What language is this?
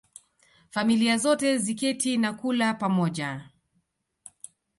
Swahili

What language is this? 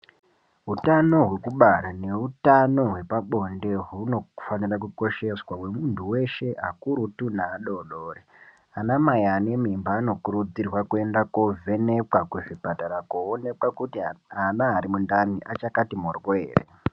Ndau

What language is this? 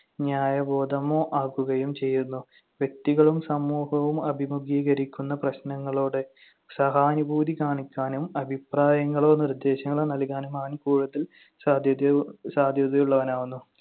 Malayalam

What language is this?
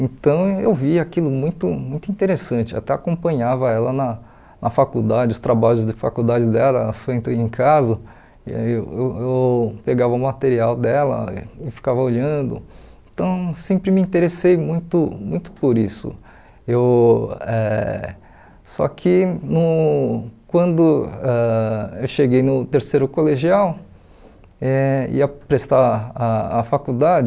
Portuguese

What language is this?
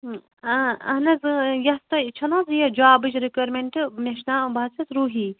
Kashmiri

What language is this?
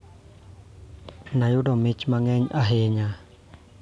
Luo (Kenya and Tanzania)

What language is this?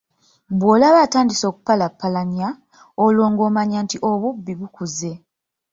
Ganda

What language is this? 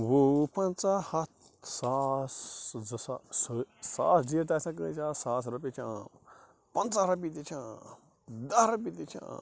Kashmiri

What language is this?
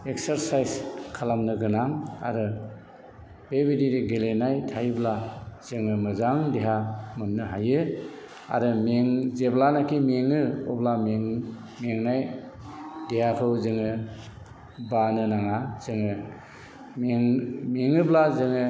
Bodo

